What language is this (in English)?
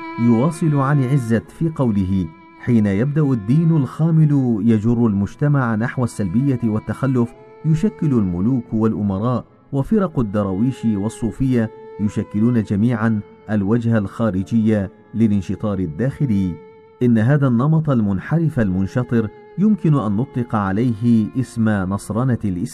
Arabic